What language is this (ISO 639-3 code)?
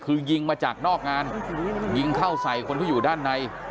tha